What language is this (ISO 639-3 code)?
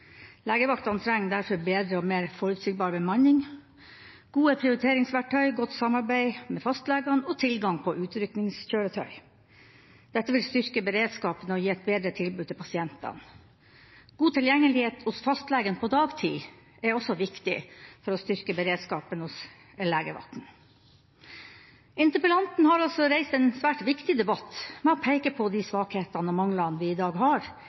nob